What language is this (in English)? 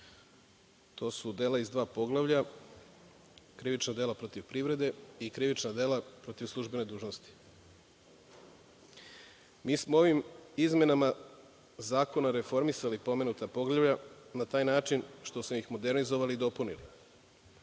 Serbian